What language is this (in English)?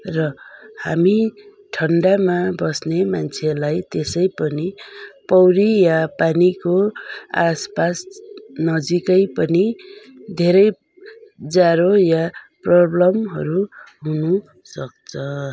Nepali